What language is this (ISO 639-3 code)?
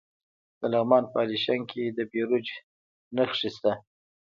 pus